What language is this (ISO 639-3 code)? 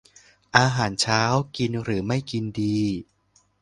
tha